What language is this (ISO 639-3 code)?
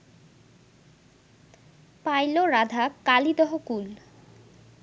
ben